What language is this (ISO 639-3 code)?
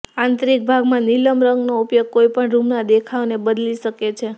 guj